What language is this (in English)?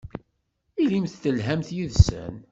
Kabyle